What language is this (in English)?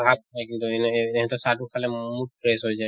Assamese